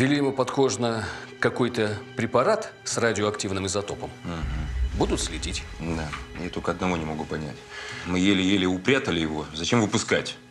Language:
Russian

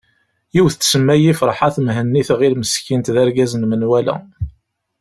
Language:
Kabyle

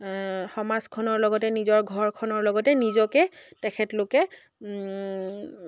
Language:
Assamese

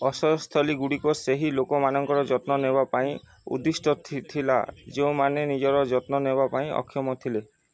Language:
Odia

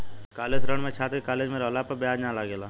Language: Bhojpuri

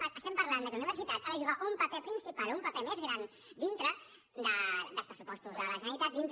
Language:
Catalan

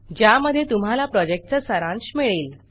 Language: Marathi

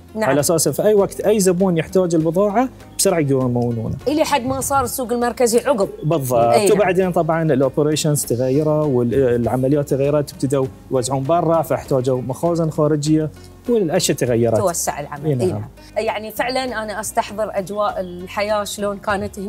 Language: Arabic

